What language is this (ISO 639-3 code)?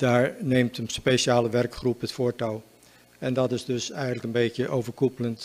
nld